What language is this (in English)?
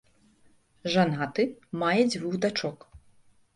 Belarusian